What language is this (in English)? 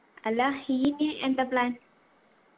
Malayalam